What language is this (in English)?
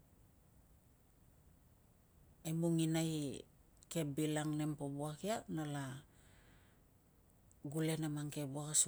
Tungag